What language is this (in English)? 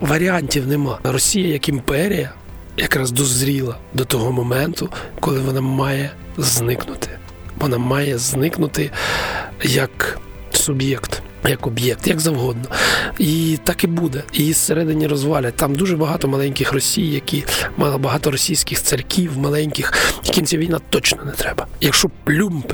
Ukrainian